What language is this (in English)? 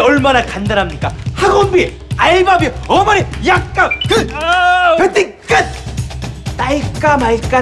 Korean